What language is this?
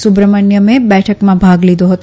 Gujarati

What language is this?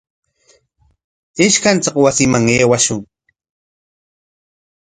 Corongo Ancash Quechua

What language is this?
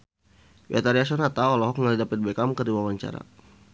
Sundanese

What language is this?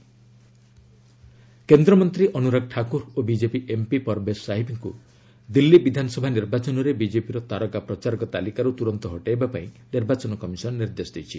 Odia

